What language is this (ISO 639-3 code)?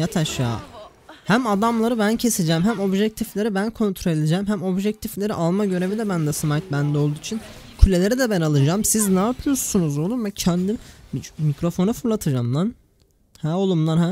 tur